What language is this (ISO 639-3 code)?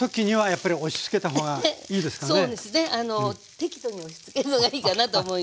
jpn